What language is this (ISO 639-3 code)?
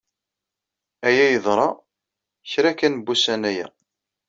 kab